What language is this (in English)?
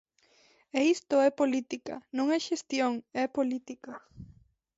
Galician